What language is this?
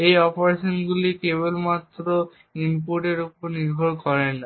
Bangla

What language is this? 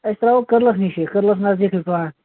Kashmiri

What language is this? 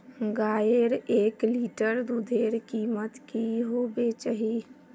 Magahi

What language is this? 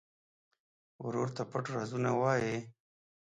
Pashto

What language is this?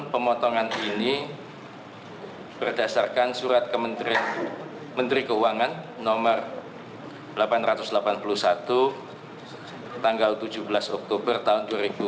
Indonesian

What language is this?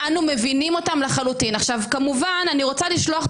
Hebrew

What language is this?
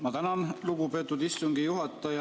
Estonian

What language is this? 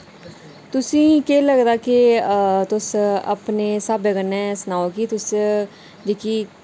Dogri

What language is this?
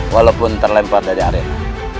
Indonesian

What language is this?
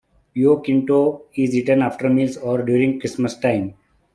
English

